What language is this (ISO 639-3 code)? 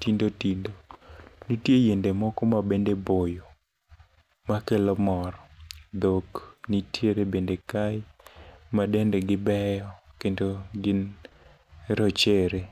luo